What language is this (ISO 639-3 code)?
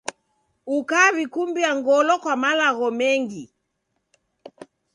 dav